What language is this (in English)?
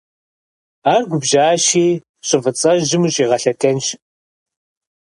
Kabardian